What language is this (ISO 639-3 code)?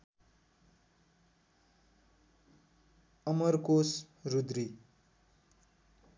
nep